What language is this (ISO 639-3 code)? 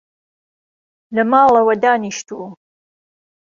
ckb